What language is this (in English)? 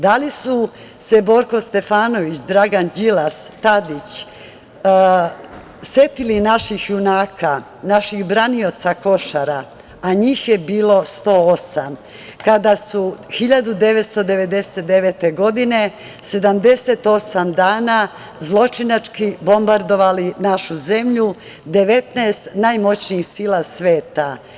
Serbian